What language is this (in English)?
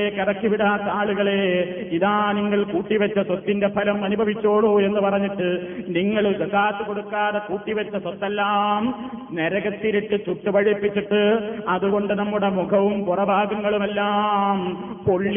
Malayalam